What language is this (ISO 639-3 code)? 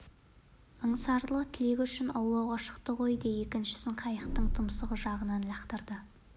kaz